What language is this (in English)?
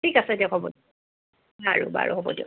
Assamese